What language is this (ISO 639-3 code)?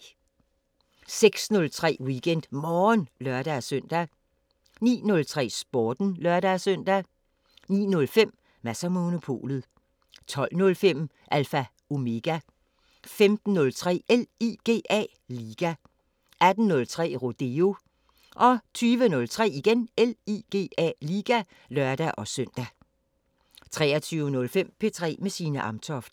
dan